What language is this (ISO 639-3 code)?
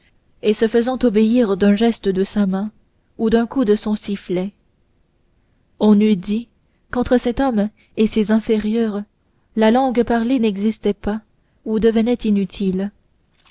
fra